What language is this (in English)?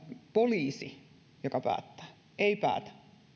Finnish